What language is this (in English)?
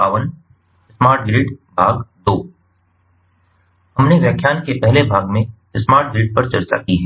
Hindi